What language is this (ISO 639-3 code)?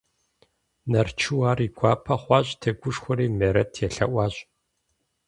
kbd